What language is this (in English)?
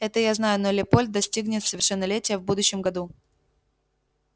Russian